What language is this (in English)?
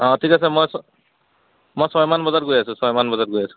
Assamese